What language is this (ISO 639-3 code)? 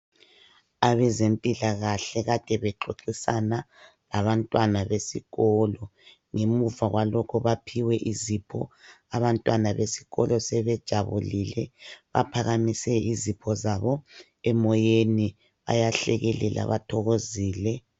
nde